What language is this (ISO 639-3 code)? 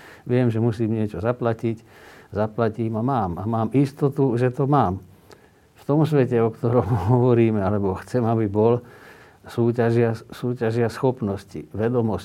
slk